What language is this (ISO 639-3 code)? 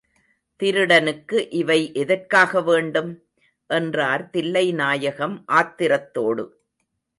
tam